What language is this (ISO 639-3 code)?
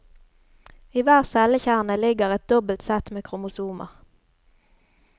nor